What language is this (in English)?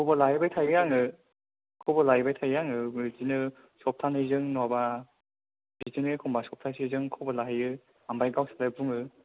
Bodo